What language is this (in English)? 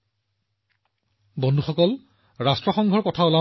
Assamese